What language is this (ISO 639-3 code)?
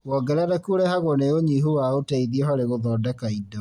kik